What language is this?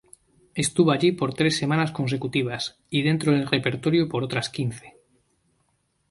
Spanish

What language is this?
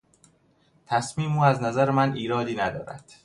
Persian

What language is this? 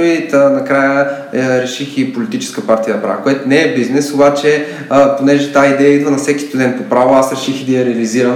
Bulgarian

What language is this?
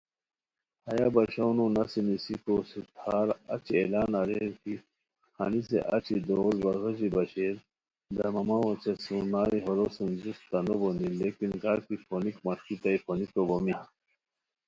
Khowar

